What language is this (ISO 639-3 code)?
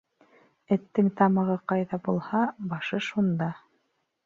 bak